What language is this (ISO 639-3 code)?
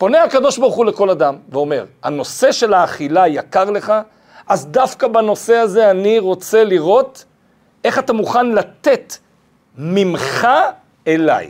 heb